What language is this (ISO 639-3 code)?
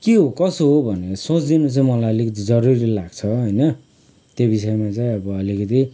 nep